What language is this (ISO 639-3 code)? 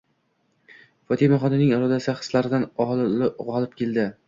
uzb